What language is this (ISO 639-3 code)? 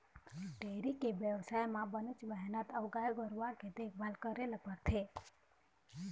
hne